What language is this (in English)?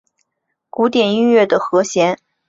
Chinese